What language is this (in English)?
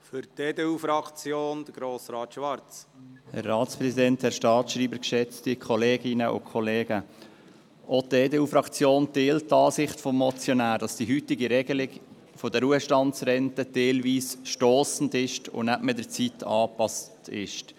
Swiss German